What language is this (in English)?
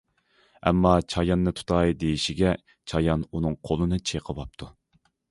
Uyghur